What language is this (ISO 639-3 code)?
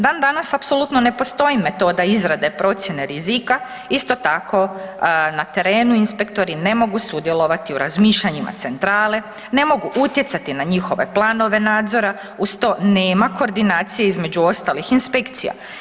hrv